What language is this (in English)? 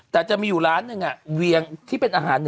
Thai